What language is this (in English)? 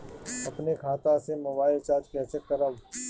Bhojpuri